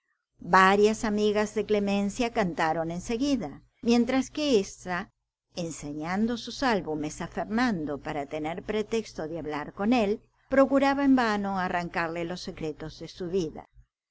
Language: Spanish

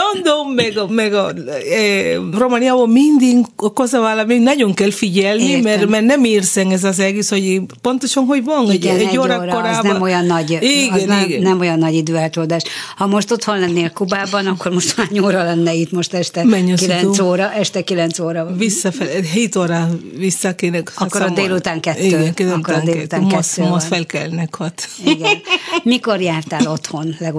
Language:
Hungarian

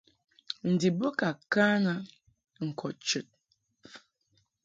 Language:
Mungaka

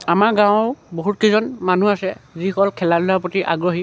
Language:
Assamese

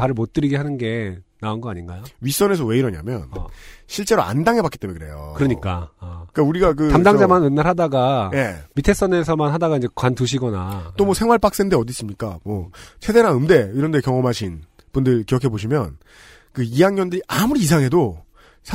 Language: Korean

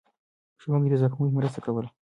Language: Pashto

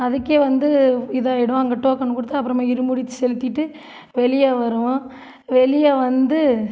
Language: Tamil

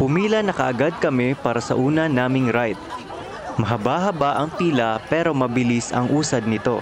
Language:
Filipino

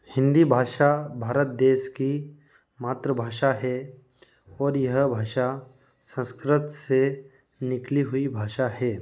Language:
Hindi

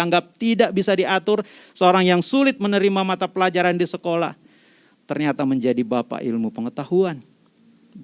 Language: Indonesian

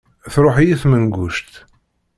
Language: Kabyle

